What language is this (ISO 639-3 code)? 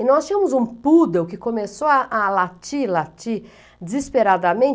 por